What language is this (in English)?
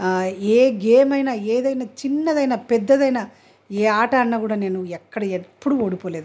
Telugu